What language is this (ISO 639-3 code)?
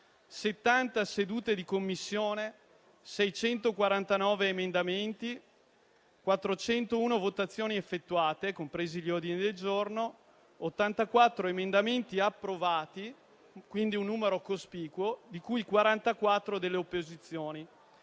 ita